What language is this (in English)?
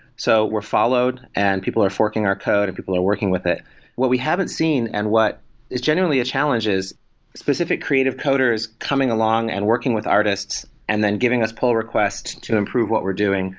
English